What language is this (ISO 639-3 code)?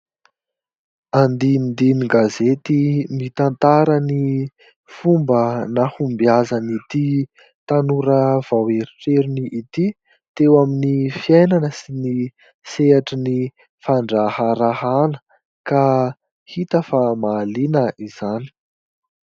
mlg